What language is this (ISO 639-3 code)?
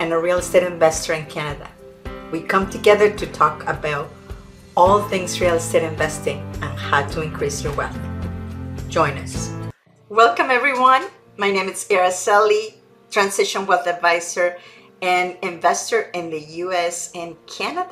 eng